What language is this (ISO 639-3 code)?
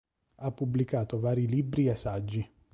ita